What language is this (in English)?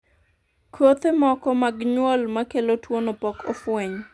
Luo (Kenya and Tanzania)